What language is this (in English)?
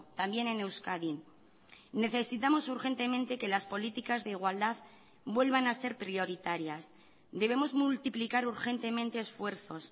Spanish